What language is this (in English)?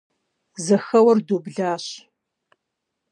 Kabardian